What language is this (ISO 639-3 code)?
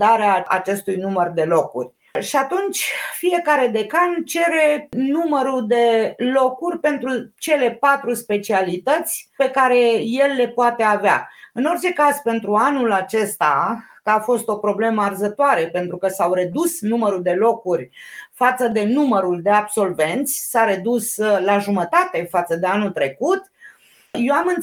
ron